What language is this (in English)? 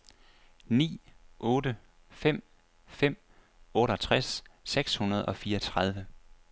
Danish